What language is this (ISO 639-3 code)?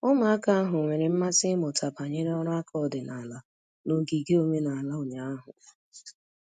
ibo